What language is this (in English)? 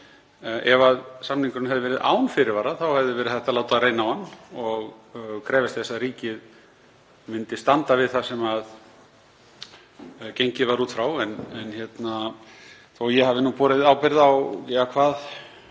Icelandic